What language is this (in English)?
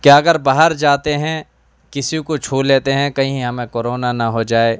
Urdu